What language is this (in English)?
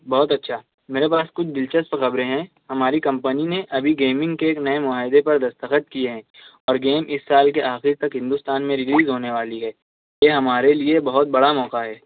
Urdu